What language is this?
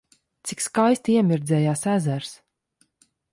Latvian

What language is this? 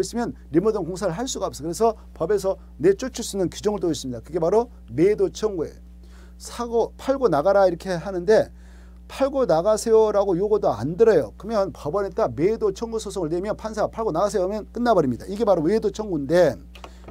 Korean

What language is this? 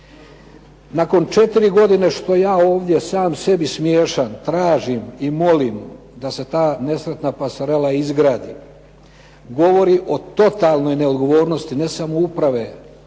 Croatian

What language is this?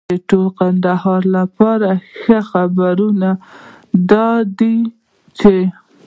Pashto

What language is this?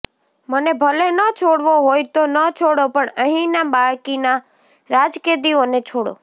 Gujarati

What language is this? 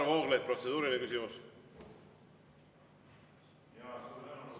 Estonian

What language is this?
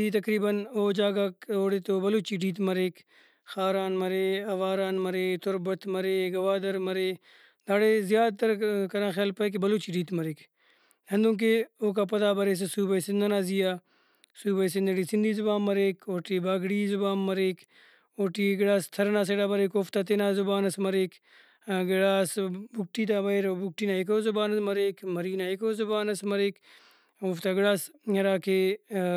Brahui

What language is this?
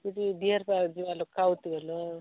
Odia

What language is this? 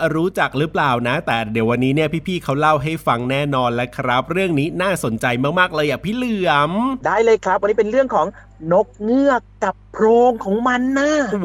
Thai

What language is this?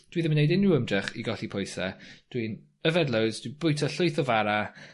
Welsh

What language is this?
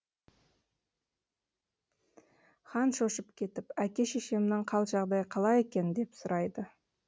Kazakh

